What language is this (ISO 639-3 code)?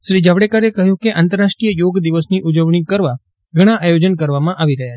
guj